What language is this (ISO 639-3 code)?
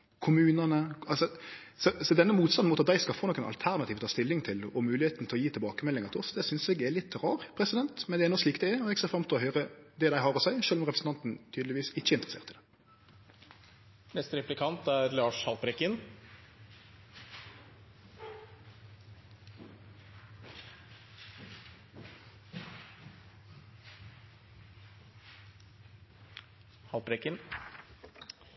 nno